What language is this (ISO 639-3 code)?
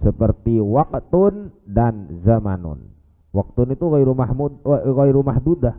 ind